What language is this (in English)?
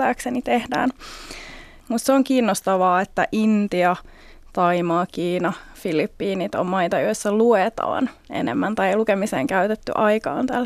Finnish